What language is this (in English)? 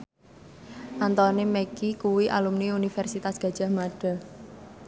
Javanese